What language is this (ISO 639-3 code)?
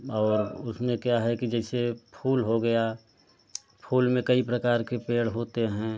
hin